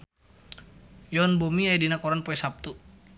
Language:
Sundanese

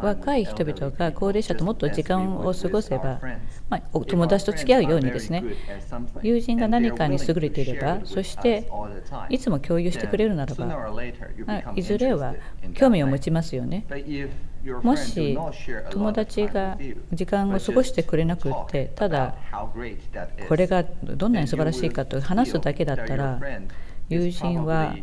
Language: Japanese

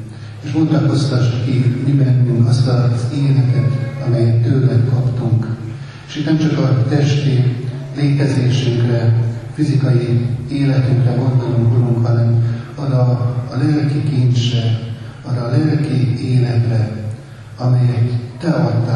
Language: Hungarian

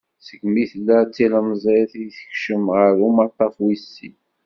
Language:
Kabyle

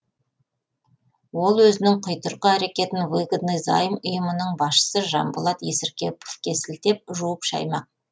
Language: Kazakh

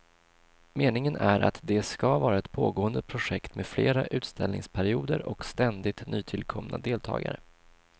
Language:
Swedish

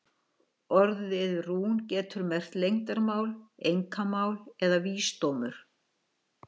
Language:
Icelandic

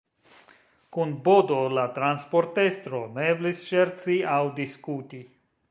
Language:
Esperanto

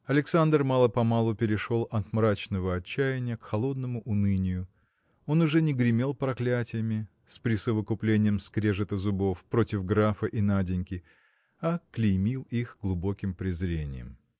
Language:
Russian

